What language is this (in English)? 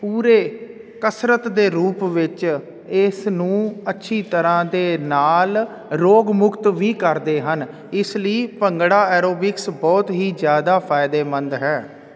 Punjabi